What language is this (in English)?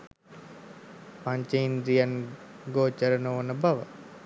Sinhala